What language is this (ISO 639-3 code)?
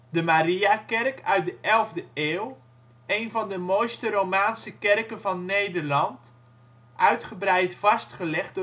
nld